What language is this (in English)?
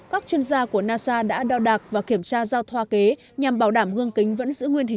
Vietnamese